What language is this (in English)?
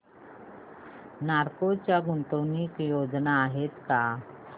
Marathi